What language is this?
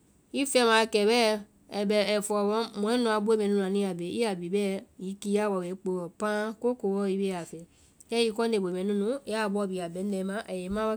Vai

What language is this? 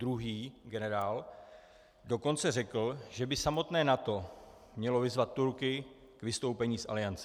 Czech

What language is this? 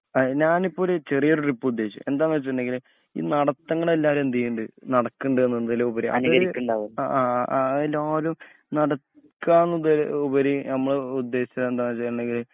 Malayalam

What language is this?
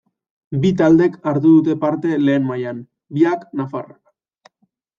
Basque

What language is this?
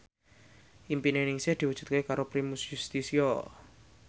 Javanese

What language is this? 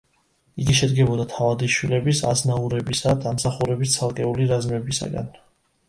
Georgian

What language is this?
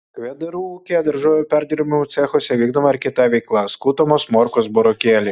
Lithuanian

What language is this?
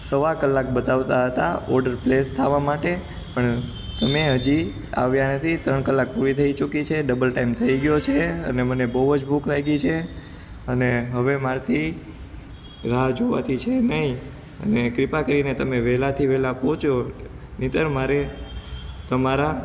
Gujarati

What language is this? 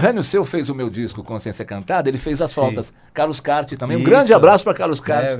Portuguese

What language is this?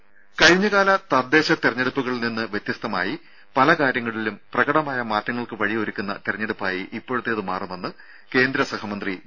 Malayalam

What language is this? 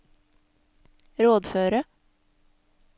Norwegian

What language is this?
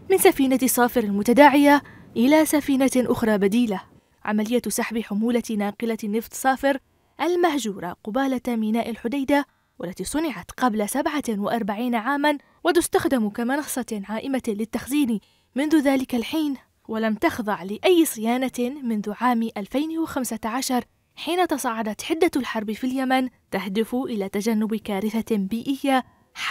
Arabic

